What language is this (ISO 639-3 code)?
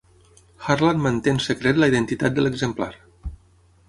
cat